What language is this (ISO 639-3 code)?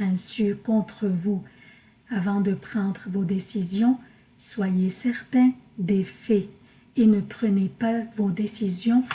fra